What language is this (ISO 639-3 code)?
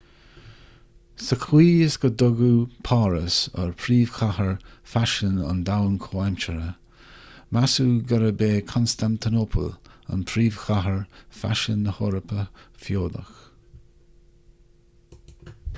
gle